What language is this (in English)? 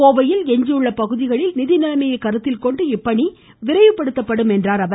Tamil